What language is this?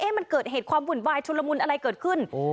Thai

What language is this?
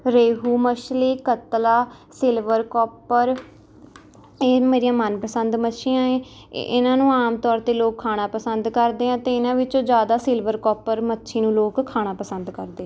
Punjabi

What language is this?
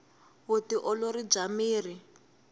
Tsonga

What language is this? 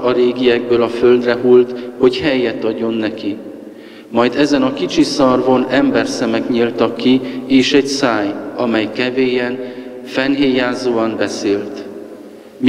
Hungarian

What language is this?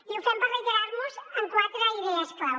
Catalan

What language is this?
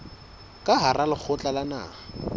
Southern Sotho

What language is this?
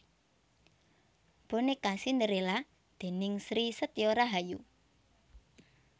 Javanese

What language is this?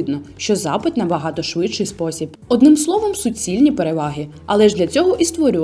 Ukrainian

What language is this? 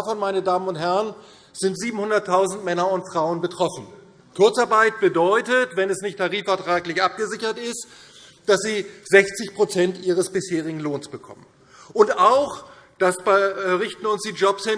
German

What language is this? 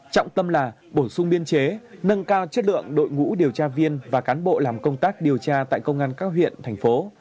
Vietnamese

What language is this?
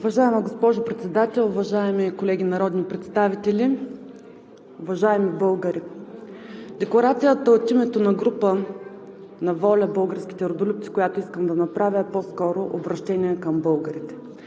Bulgarian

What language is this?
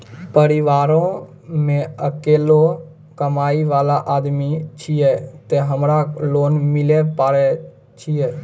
Maithili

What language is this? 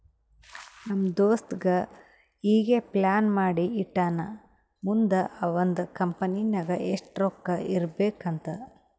Kannada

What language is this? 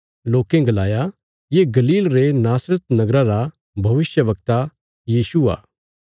Bilaspuri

